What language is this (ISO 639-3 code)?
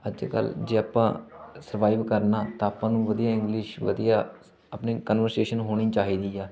pan